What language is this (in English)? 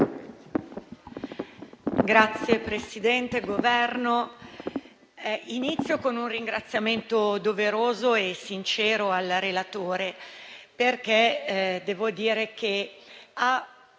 Italian